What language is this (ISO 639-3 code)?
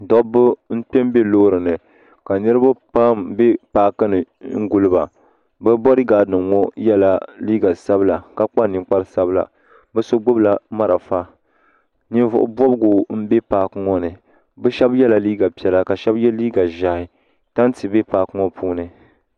dag